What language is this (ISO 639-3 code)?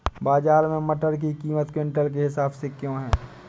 hin